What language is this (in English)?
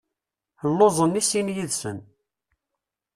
Kabyle